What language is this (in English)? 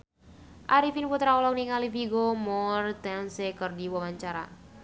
Sundanese